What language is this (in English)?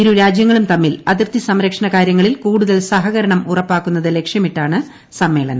Malayalam